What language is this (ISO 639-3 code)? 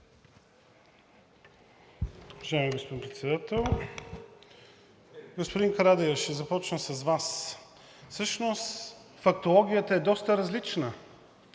bul